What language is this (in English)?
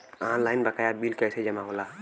Bhojpuri